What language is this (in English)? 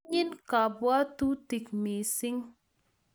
Kalenjin